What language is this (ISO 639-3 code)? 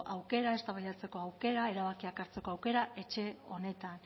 eus